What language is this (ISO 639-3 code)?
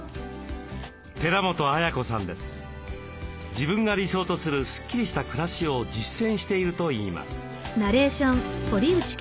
jpn